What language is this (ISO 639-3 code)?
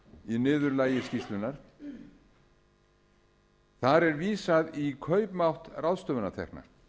isl